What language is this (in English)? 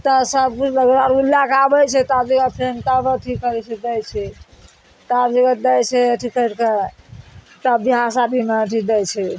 Maithili